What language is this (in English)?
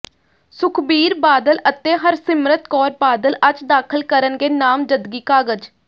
Punjabi